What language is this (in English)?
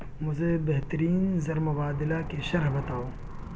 Urdu